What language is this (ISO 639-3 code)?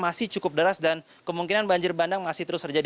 ind